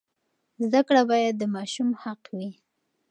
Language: Pashto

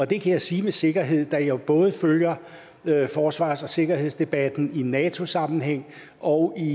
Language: Danish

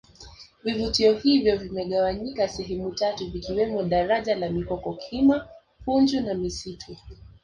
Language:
Swahili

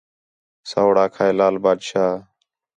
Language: Khetrani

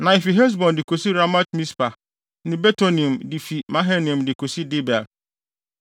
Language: Akan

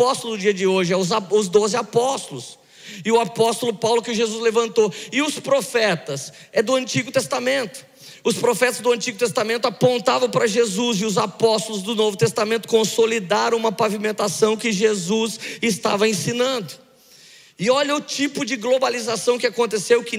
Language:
Portuguese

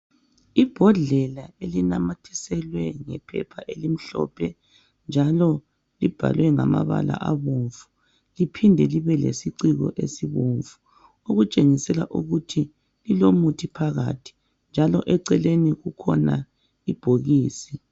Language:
North Ndebele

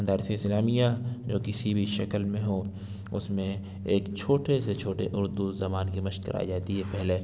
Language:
Urdu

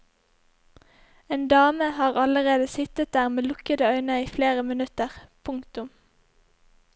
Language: Norwegian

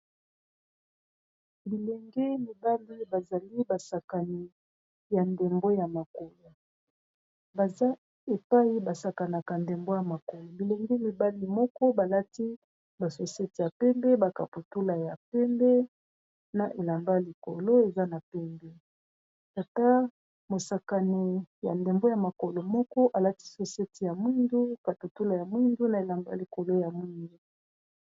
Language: Lingala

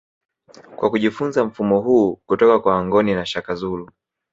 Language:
Swahili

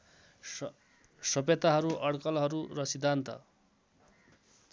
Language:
Nepali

